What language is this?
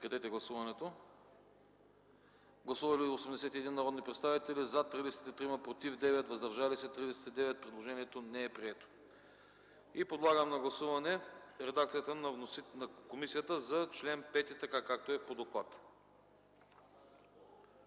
Bulgarian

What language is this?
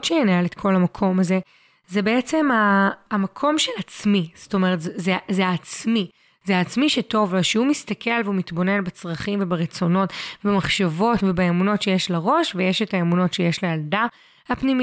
Hebrew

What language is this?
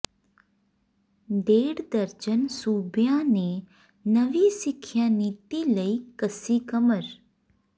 Punjabi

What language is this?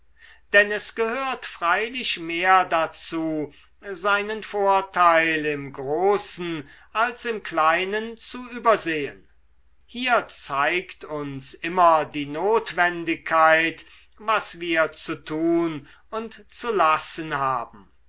German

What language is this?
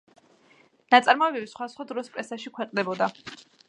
Georgian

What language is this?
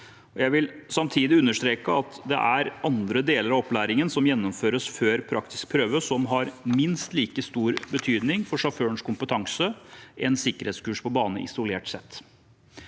Norwegian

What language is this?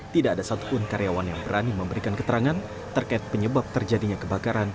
Indonesian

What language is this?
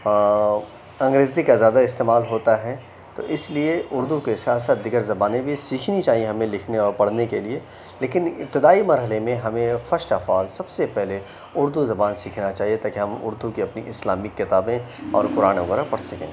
Urdu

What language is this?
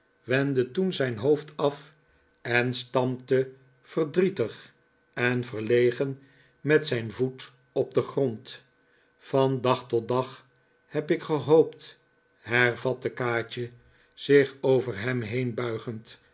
Dutch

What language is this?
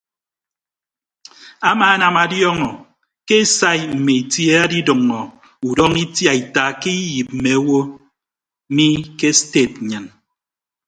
Ibibio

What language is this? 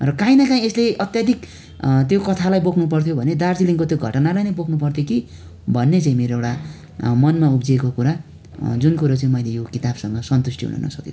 Nepali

